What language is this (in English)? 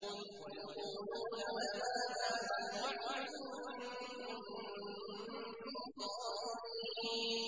Arabic